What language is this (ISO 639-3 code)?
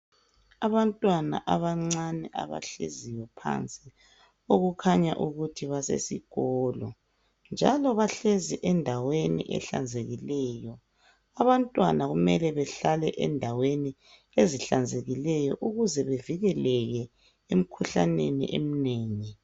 nde